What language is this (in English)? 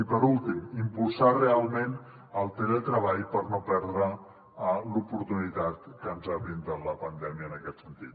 Catalan